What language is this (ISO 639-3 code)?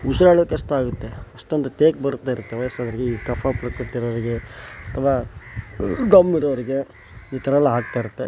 kan